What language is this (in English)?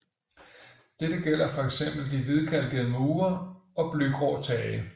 Danish